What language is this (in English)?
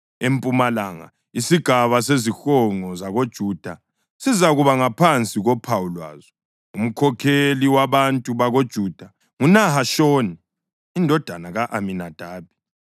North Ndebele